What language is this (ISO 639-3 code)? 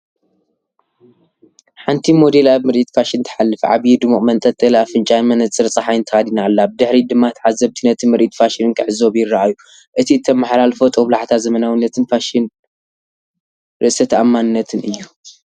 tir